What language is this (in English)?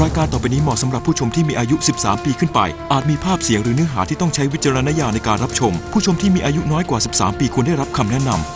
Thai